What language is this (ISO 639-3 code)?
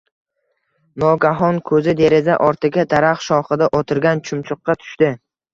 uzb